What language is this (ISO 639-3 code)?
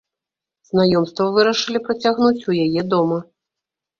bel